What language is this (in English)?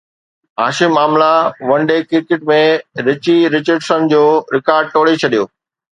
Sindhi